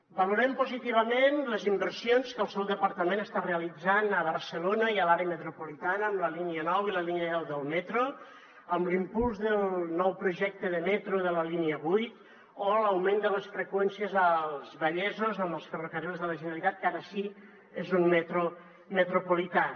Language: Catalan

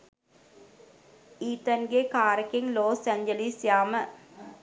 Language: Sinhala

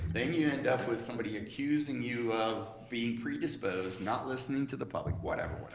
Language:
English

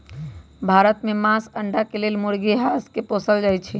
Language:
Magahi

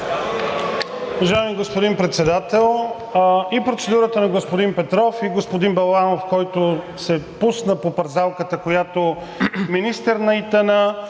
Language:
Bulgarian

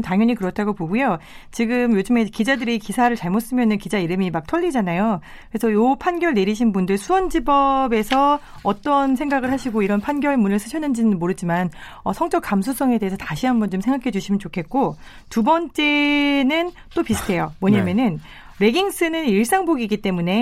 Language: Korean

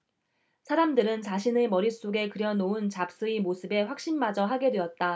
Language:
Korean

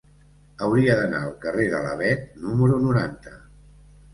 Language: Catalan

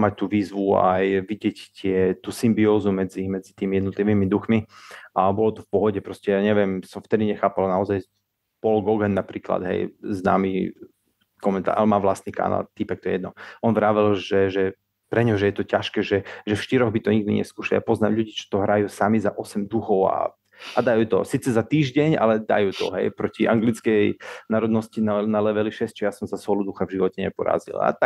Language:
Slovak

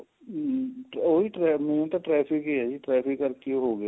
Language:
Punjabi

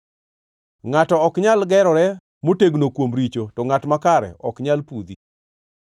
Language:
Luo (Kenya and Tanzania)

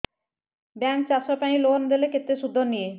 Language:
Odia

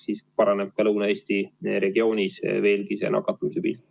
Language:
Estonian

